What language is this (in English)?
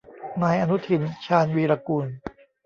Thai